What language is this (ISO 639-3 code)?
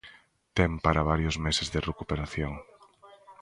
glg